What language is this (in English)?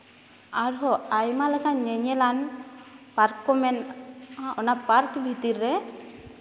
Santali